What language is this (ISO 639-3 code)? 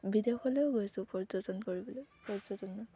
asm